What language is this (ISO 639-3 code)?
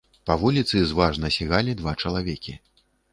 bel